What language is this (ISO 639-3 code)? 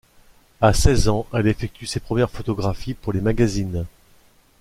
fra